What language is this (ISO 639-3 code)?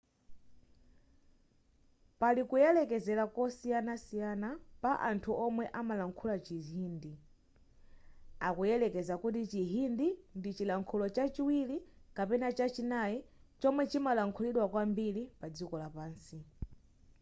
nya